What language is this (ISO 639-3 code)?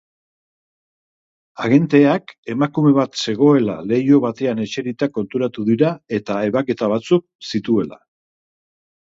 eus